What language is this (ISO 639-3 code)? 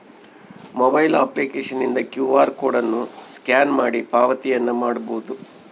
kan